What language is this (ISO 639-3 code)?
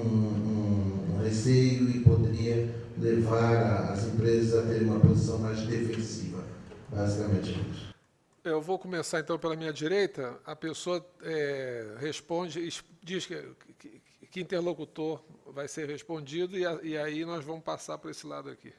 por